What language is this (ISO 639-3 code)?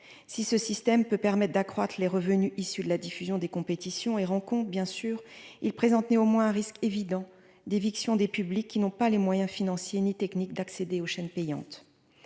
fra